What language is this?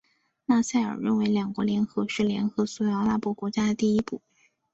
Chinese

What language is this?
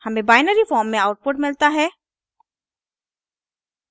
Hindi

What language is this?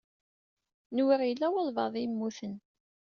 Kabyle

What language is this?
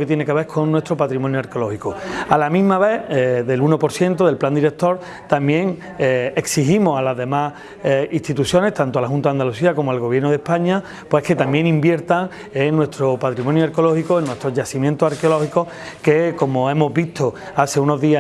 Spanish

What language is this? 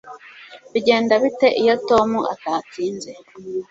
Kinyarwanda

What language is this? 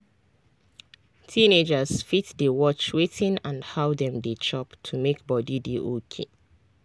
Nigerian Pidgin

